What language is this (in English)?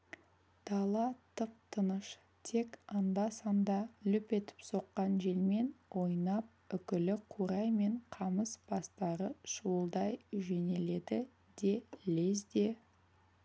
Kazakh